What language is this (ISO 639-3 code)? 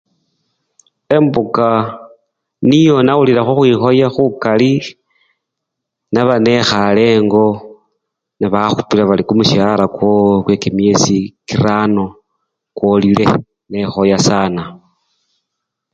luy